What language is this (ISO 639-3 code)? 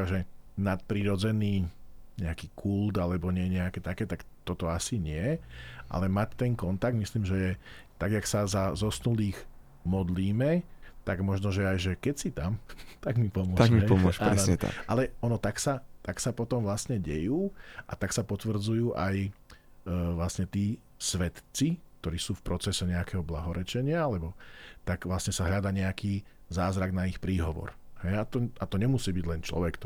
slk